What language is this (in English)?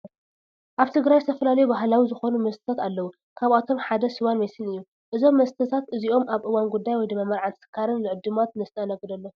Tigrinya